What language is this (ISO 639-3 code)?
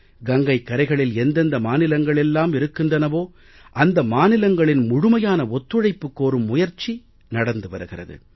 tam